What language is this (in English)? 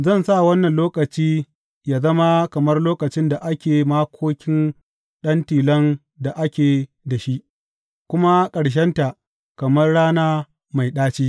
Hausa